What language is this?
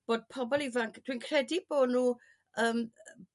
Welsh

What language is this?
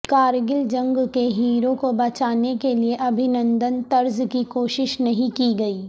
Urdu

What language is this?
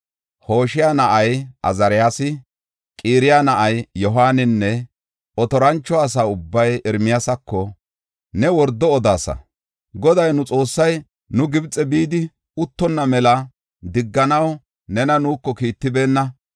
Gofa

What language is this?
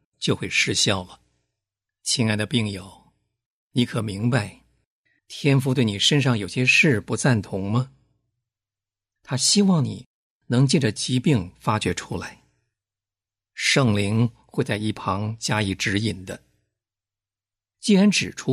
Chinese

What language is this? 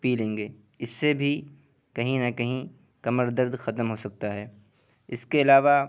Urdu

